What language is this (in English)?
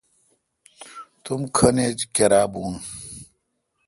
Kalkoti